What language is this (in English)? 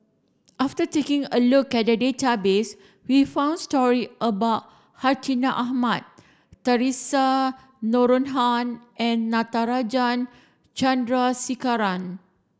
English